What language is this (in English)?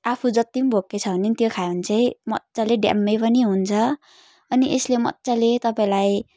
Nepali